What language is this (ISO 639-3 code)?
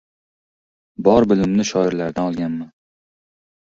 uzb